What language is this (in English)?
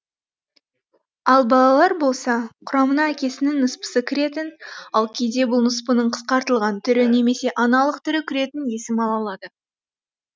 Kazakh